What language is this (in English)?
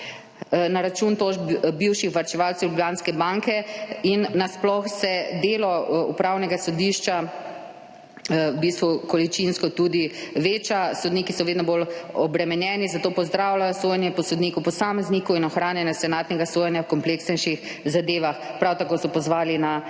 Slovenian